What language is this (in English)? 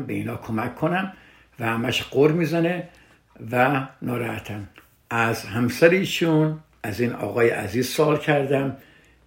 Persian